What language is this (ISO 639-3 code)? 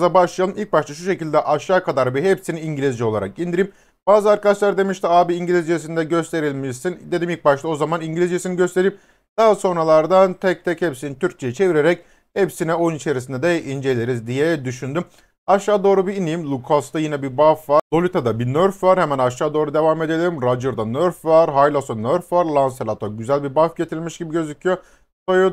tur